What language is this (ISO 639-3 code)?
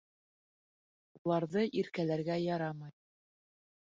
bak